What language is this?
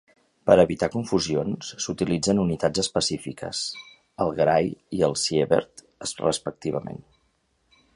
Catalan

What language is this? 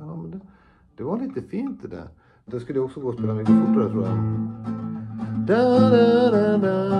Swedish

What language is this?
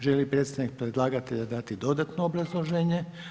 Croatian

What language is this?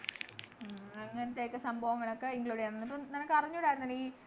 Malayalam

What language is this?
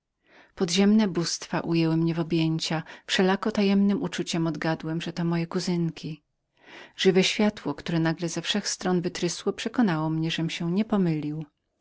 Polish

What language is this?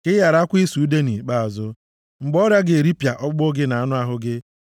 Igbo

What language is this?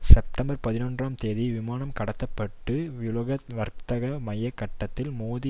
Tamil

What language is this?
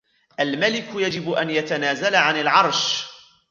Arabic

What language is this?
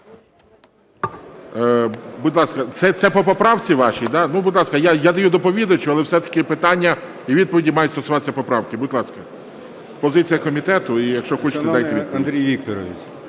Ukrainian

